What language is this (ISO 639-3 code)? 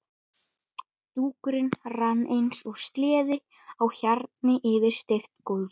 isl